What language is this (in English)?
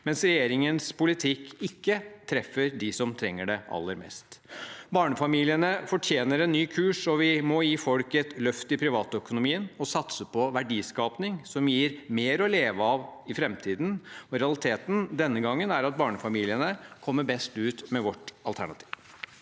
Norwegian